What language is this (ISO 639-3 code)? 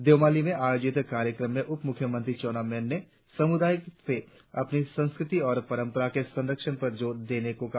hin